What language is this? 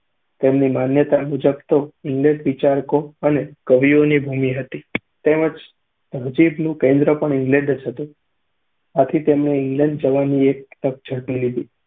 Gujarati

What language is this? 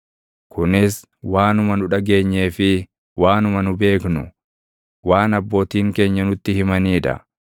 Oromo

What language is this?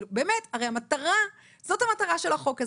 Hebrew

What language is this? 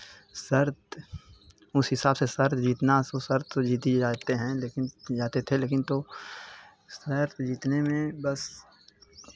Hindi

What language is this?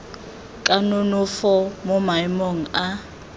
Tswana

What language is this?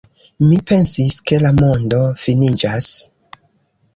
Esperanto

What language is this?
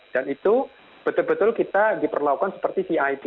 Indonesian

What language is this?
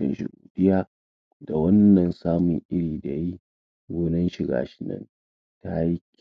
Hausa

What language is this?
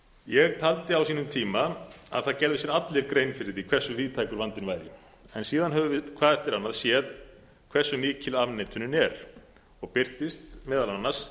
Icelandic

